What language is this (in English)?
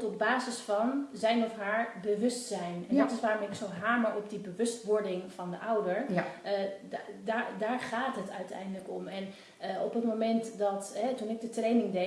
Dutch